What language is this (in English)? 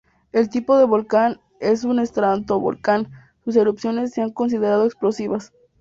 Spanish